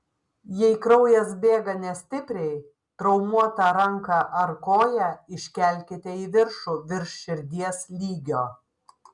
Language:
Lithuanian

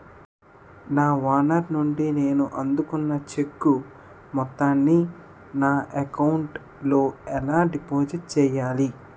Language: Telugu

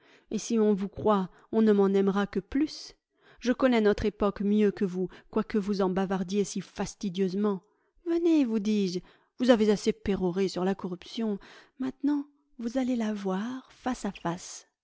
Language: French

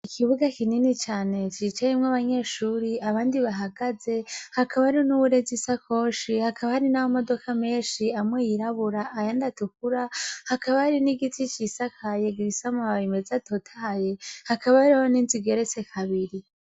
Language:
Rundi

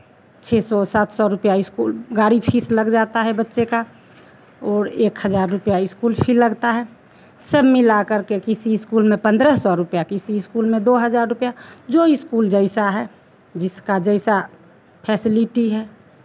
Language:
Hindi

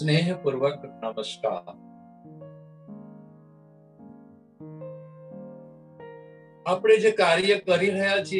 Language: Gujarati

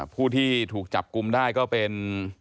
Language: Thai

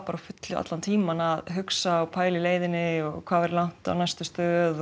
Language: Icelandic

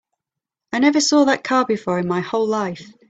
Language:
English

